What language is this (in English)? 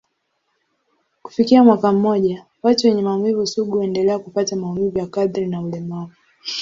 Swahili